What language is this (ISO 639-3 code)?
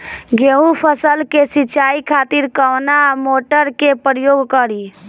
bho